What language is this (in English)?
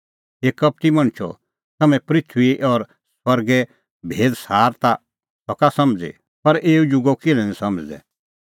Kullu Pahari